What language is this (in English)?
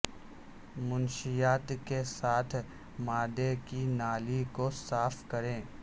Urdu